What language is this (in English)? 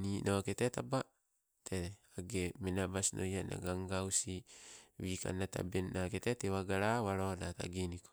Sibe